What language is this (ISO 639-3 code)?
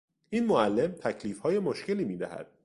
fas